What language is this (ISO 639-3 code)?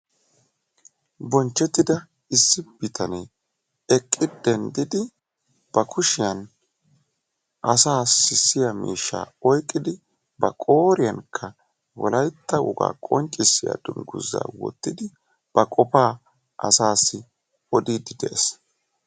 wal